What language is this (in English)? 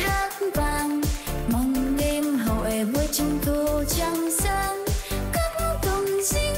Vietnamese